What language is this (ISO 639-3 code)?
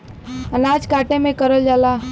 bho